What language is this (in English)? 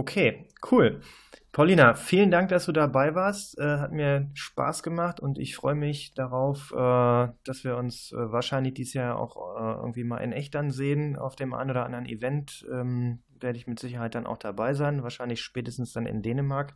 German